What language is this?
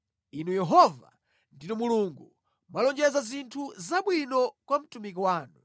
Nyanja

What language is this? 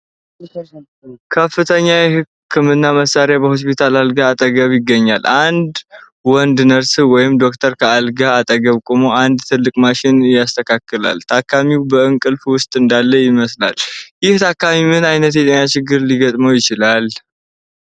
Amharic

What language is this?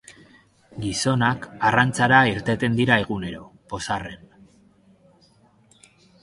Basque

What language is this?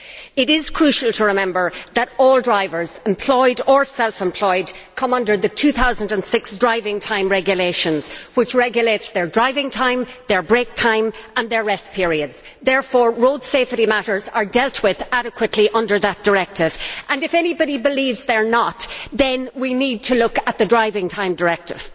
English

